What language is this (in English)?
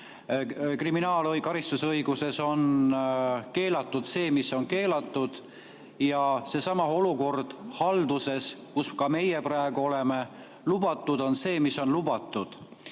Estonian